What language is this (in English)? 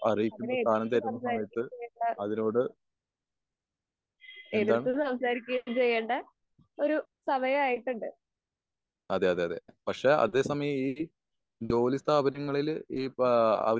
Malayalam